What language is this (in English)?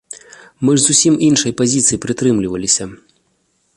Belarusian